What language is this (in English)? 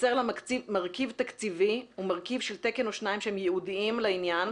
Hebrew